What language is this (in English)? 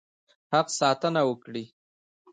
Pashto